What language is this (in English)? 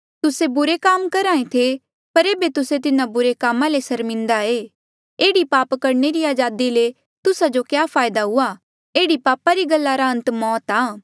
Mandeali